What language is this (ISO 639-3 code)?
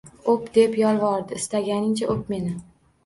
uzb